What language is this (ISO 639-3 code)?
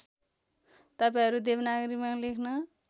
nep